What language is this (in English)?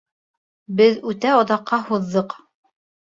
Bashkir